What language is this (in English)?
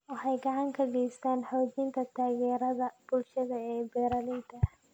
Somali